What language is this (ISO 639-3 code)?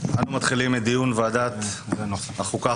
heb